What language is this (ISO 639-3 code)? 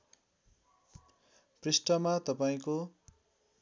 nep